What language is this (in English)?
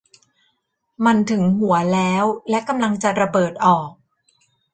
Thai